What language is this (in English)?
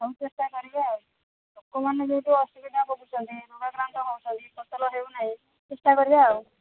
Odia